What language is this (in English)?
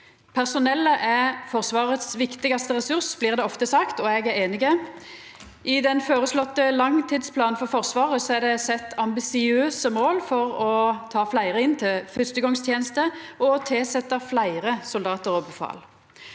Norwegian